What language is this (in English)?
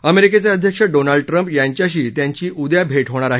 Marathi